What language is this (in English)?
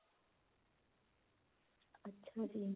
Punjabi